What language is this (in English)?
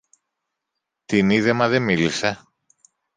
Greek